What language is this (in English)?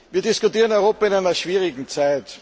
German